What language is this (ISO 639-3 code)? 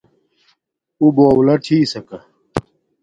dmk